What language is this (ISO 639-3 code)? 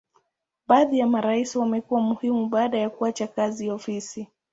swa